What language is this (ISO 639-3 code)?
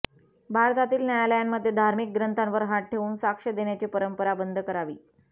mar